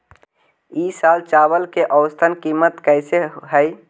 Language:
Magahi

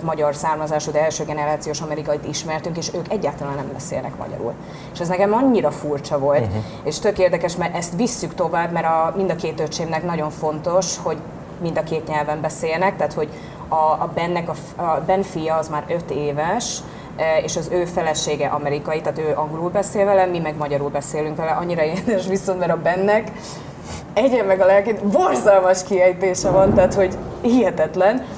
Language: Hungarian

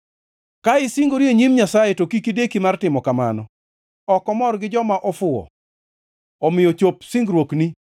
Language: Luo (Kenya and Tanzania)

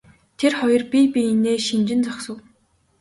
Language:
Mongolian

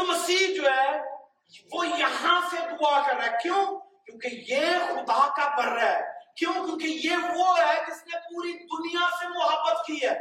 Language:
Urdu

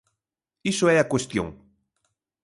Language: Galician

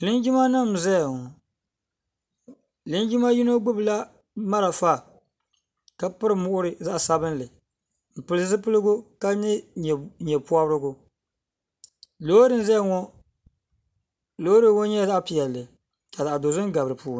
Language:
Dagbani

